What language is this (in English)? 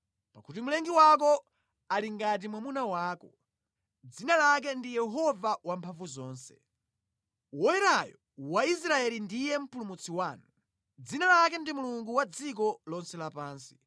Nyanja